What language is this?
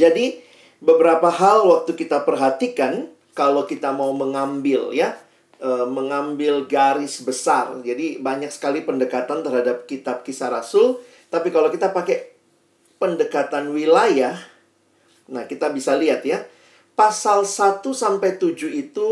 Indonesian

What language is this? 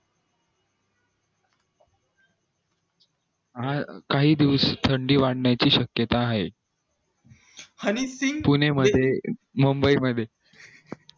Marathi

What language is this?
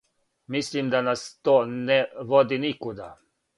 Serbian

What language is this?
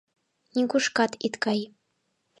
Mari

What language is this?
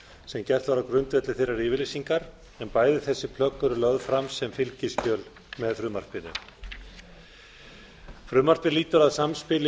Icelandic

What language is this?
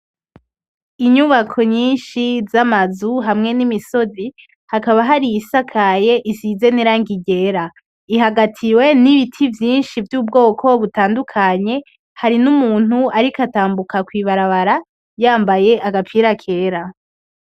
Rundi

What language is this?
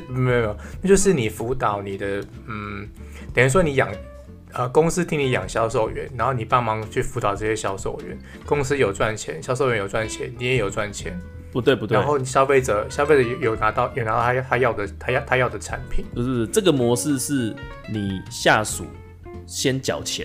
Chinese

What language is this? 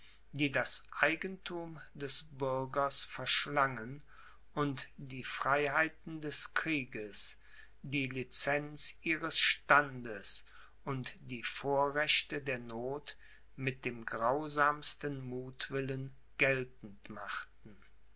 German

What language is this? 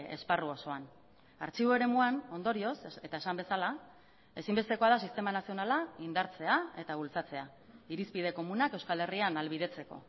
Basque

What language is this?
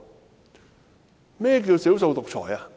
Cantonese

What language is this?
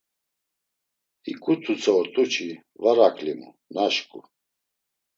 Laz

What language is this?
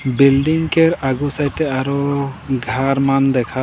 Sadri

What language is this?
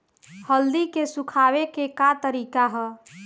Bhojpuri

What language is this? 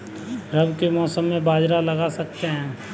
Hindi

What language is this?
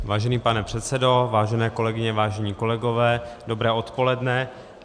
Czech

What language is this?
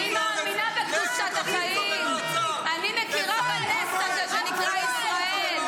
Hebrew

